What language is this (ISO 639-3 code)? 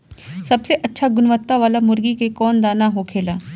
bho